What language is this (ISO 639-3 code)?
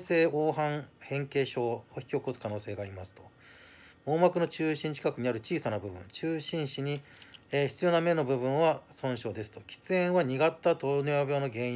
jpn